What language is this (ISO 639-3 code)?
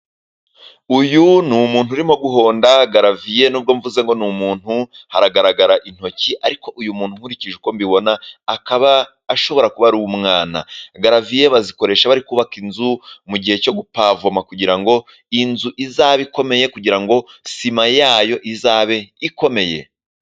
kin